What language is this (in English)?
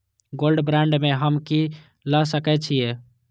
Maithili